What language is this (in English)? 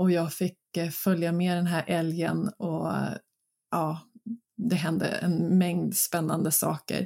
Swedish